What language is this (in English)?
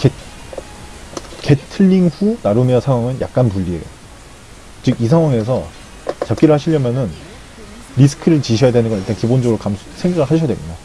Korean